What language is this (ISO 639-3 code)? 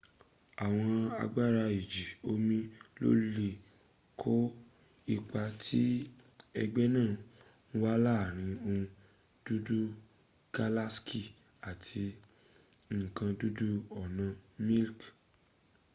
yor